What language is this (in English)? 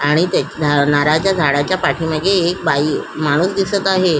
Marathi